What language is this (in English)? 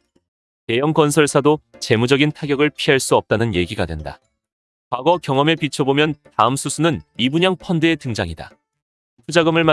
Korean